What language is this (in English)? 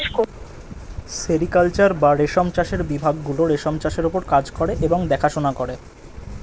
Bangla